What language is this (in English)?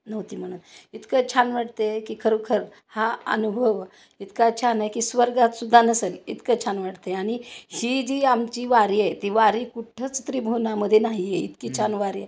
Marathi